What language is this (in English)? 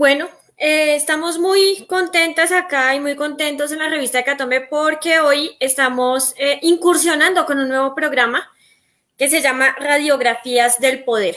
Spanish